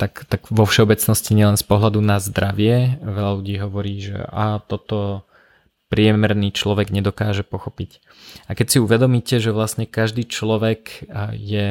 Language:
Slovak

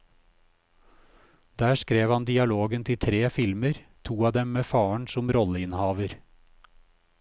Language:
Norwegian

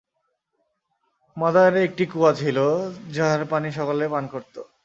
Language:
Bangla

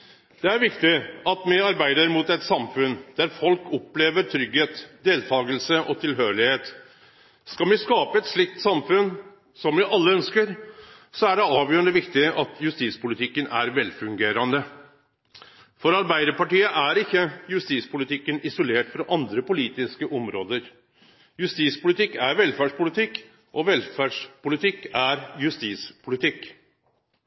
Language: Norwegian Nynorsk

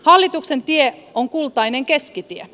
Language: Finnish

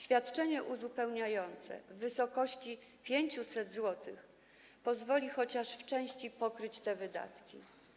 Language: Polish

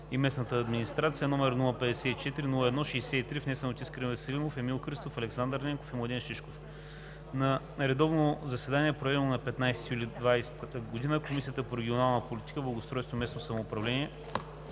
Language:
Bulgarian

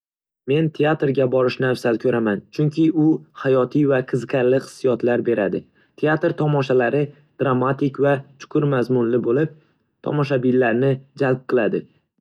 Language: Uzbek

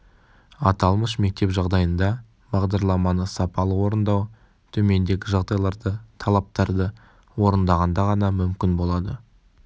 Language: Kazakh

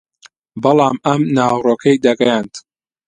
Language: Central Kurdish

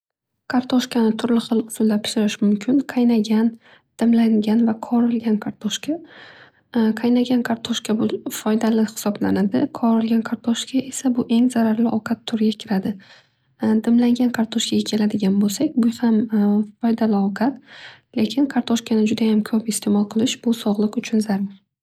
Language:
Uzbek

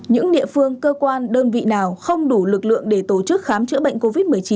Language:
Vietnamese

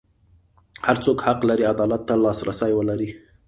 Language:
Pashto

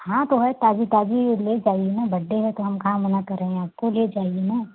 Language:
Hindi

